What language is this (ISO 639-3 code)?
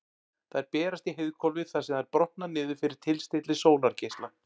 isl